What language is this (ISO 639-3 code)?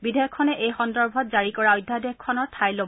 asm